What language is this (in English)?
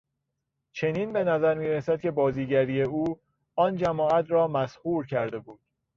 Persian